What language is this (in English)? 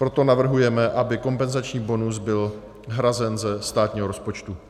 Czech